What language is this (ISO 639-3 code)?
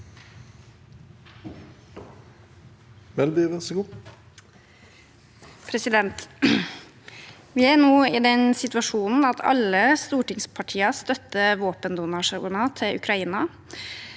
nor